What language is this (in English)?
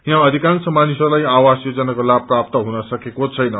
Nepali